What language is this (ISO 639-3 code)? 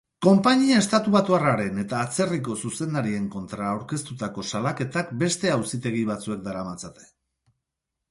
eus